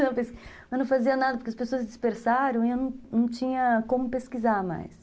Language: Portuguese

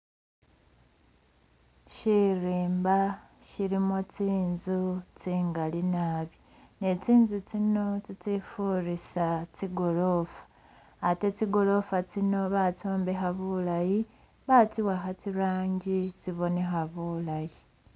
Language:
Masaaba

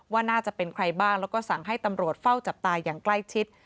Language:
Thai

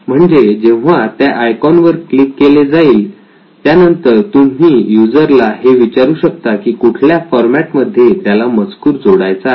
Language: Marathi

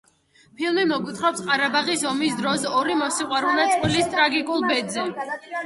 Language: Georgian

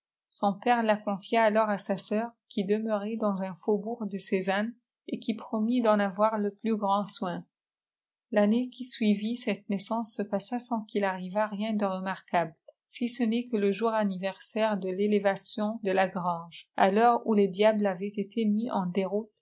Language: French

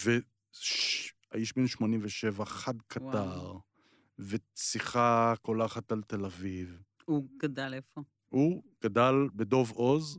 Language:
Hebrew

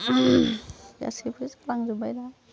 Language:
Bodo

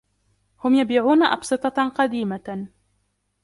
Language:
Arabic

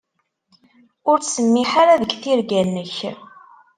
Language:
Kabyle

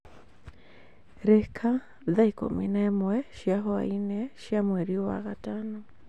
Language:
Kikuyu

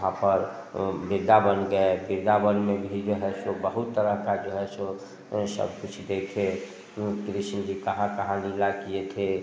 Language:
Hindi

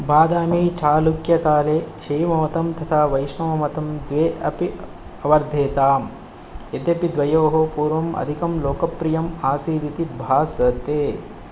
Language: Sanskrit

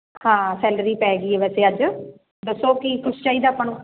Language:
Punjabi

